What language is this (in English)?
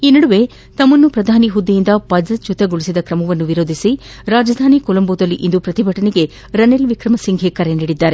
Kannada